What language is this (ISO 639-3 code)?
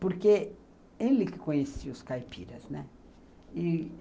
por